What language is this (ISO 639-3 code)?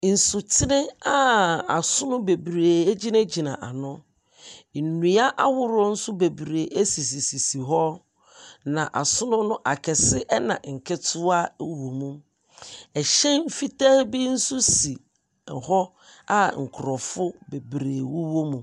aka